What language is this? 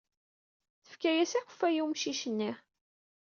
Kabyle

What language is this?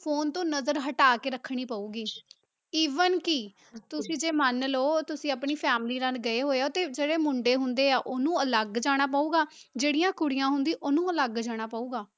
Punjabi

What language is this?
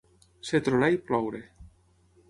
Catalan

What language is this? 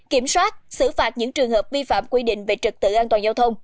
Vietnamese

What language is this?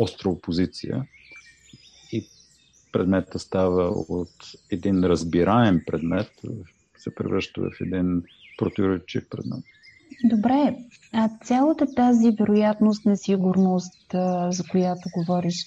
Bulgarian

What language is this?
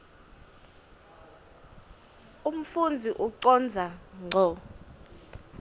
Swati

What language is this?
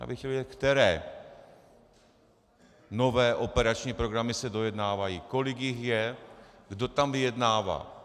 Czech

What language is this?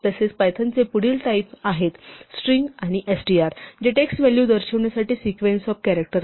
Marathi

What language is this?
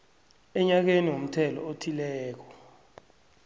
South Ndebele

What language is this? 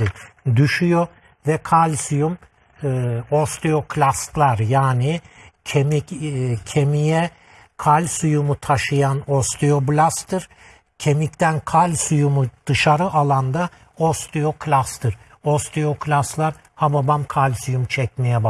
Turkish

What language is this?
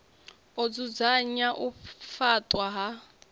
Venda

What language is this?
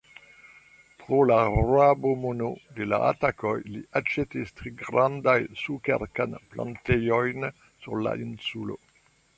Esperanto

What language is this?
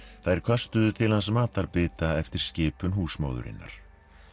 Icelandic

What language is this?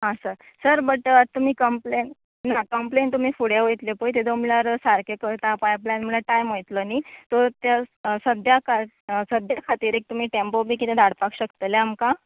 Konkani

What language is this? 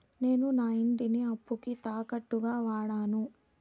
Telugu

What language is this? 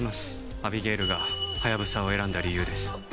Japanese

